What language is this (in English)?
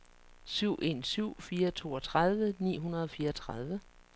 Danish